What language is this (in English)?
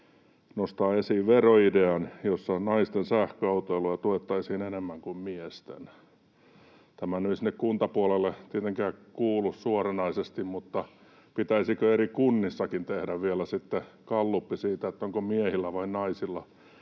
Finnish